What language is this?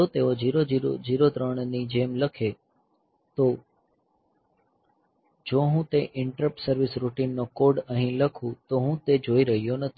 Gujarati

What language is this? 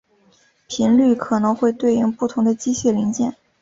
Chinese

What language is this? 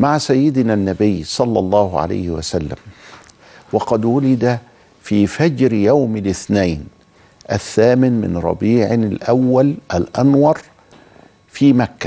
Arabic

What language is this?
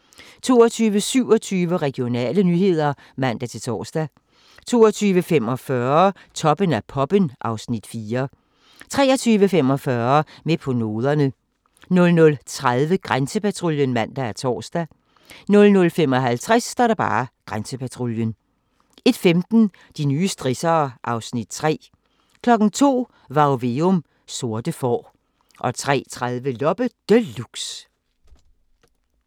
Danish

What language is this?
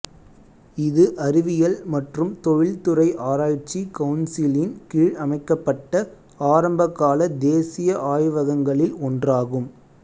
Tamil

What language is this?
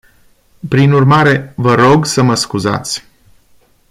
Romanian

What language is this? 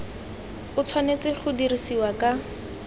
Tswana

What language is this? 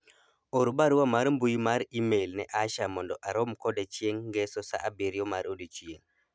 Luo (Kenya and Tanzania)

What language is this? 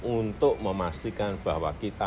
Indonesian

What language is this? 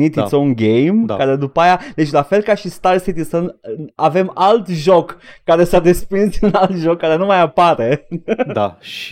Romanian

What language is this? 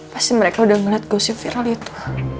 Indonesian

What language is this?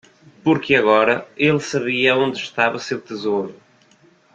Portuguese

